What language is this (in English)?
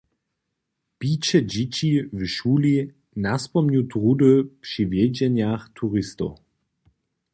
Upper Sorbian